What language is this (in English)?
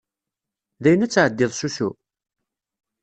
Kabyle